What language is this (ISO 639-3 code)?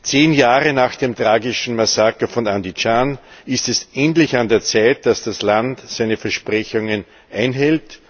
deu